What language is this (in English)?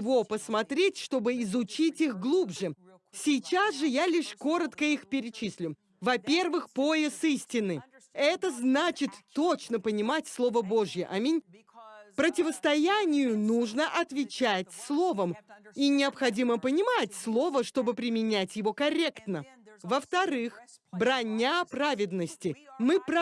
Russian